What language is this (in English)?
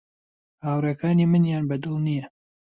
Central Kurdish